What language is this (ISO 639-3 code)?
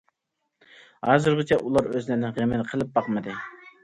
uig